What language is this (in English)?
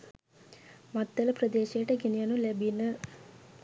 Sinhala